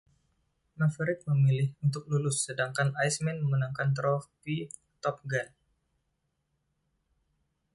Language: Indonesian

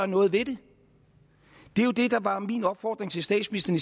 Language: Danish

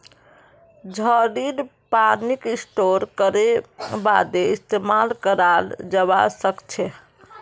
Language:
Magahi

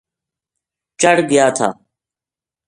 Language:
Gujari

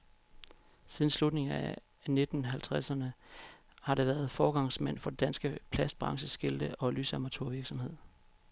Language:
Danish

